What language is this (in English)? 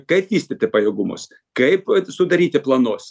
Lithuanian